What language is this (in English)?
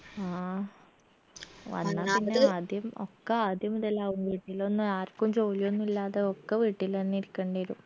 Malayalam